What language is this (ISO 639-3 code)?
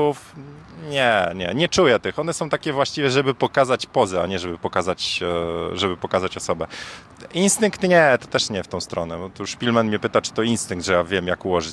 pol